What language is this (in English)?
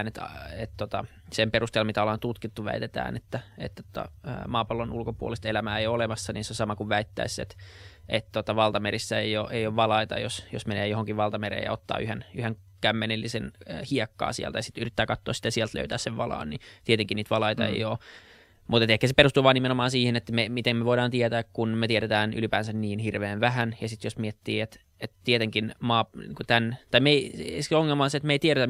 Finnish